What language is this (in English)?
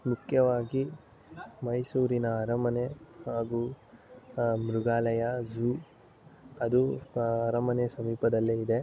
Kannada